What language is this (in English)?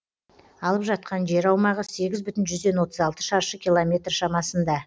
Kazakh